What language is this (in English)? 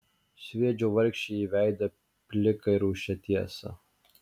Lithuanian